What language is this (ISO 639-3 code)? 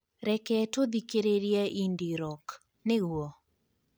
kik